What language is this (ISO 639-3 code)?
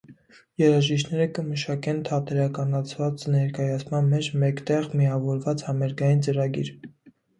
hye